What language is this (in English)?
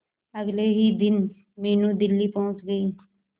Hindi